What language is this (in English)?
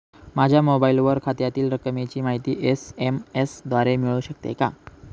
Marathi